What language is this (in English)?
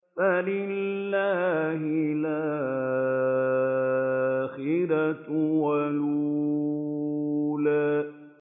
Arabic